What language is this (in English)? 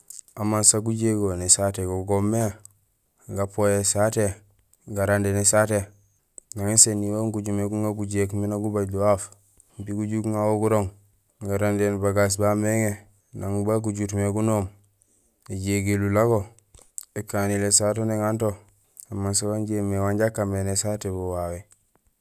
Gusilay